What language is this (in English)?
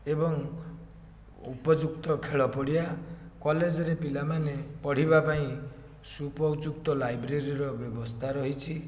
Odia